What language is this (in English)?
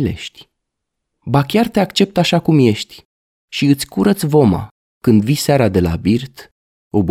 Romanian